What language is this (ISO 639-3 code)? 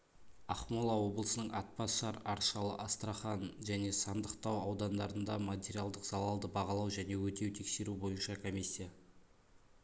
kaz